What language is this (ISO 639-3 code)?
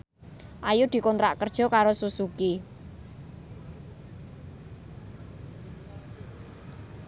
jav